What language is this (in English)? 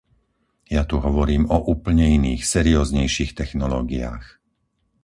Slovak